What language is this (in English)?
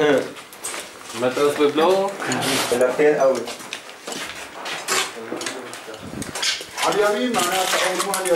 Arabic